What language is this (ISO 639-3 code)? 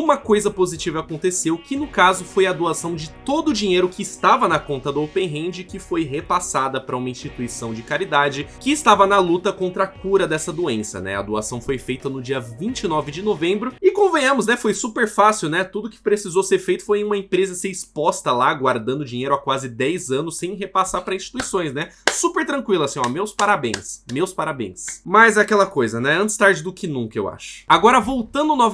por